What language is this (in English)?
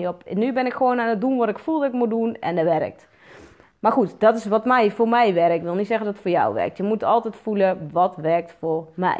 Dutch